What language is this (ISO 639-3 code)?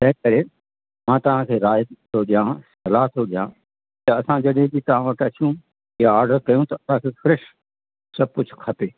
snd